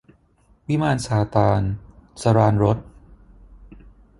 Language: Thai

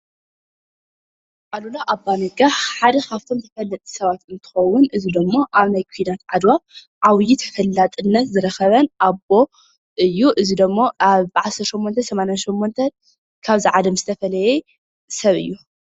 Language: Tigrinya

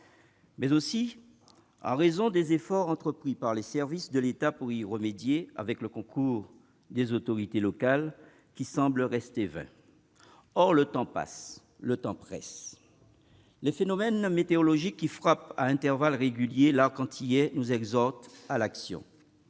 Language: French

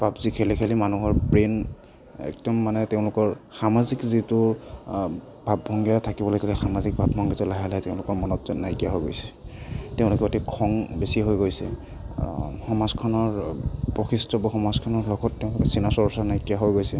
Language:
Assamese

